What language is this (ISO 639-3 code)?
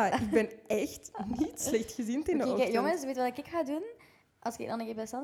nld